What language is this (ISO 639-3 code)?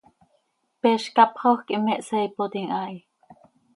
sei